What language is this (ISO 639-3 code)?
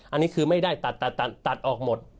tha